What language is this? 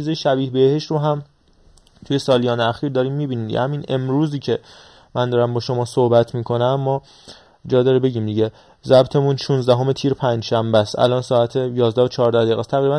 Persian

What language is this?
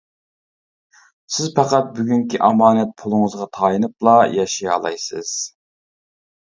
Uyghur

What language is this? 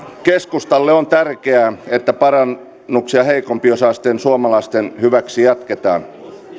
Finnish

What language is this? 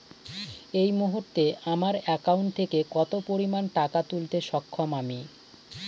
Bangla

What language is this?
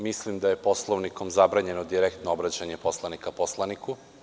Serbian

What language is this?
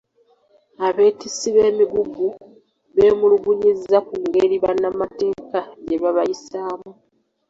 Ganda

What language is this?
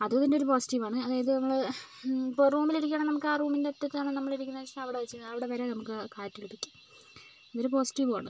Malayalam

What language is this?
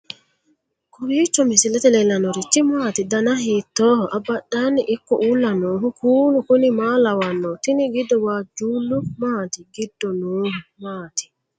Sidamo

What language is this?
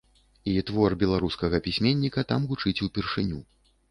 Belarusian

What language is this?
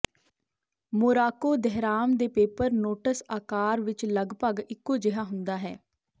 Punjabi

